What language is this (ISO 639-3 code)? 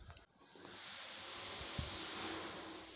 hne